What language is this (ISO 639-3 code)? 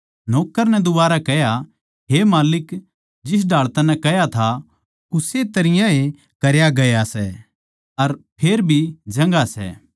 bgc